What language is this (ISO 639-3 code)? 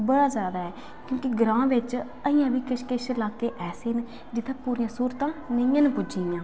doi